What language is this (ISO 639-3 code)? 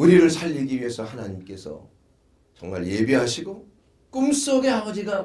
kor